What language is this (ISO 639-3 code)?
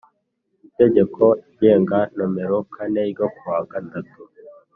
kin